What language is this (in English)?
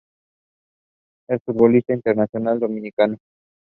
Spanish